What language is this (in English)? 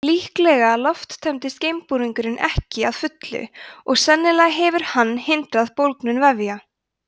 Icelandic